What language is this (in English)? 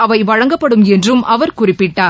Tamil